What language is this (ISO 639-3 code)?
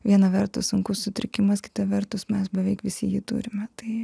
lit